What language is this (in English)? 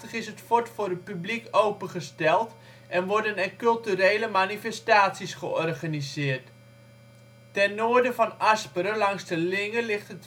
Dutch